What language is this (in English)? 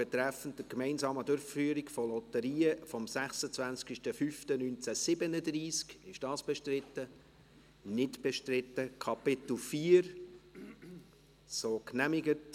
Swiss German